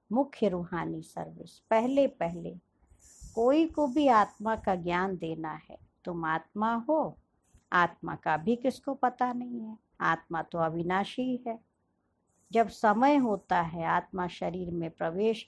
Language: Hindi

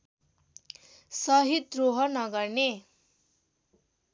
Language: Nepali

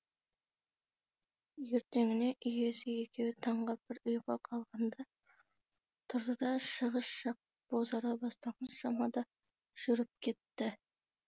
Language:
Kazakh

